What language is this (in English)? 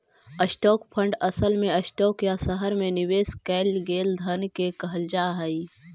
Magahi